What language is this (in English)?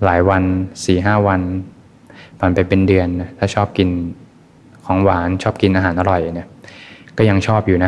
Thai